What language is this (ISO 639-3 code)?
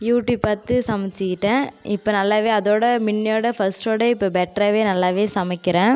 tam